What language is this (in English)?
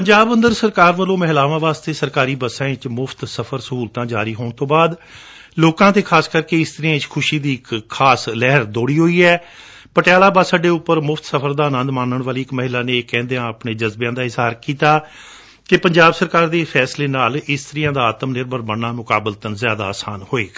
Punjabi